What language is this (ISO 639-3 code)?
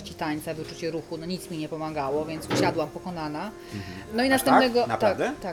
pol